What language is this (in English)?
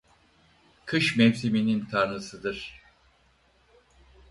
Turkish